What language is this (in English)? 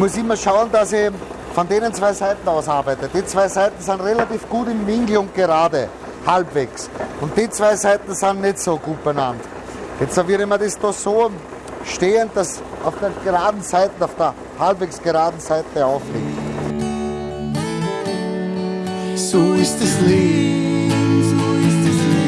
German